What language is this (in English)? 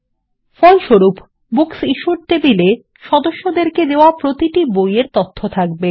Bangla